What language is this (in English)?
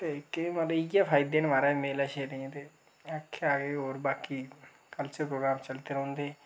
Dogri